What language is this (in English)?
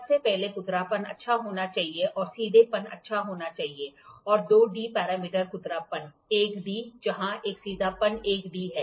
Hindi